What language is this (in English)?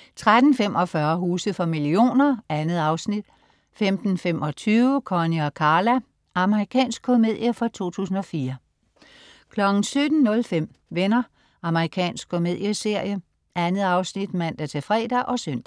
Danish